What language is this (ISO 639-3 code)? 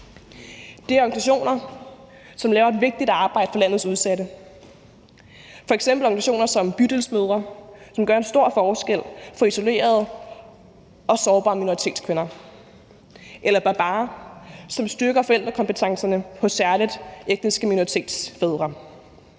dan